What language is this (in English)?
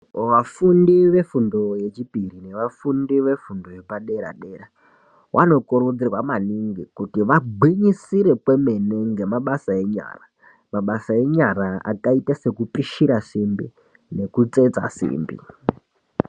Ndau